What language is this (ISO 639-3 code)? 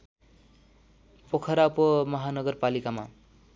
nep